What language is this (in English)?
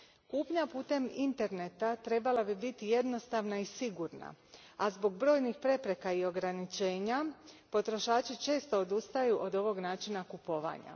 Croatian